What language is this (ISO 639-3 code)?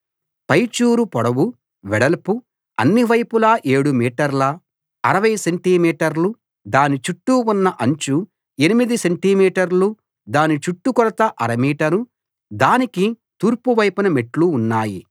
tel